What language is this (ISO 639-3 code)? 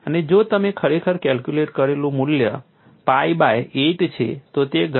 guj